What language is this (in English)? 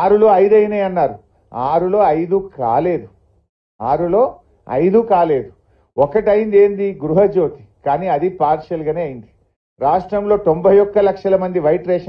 Telugu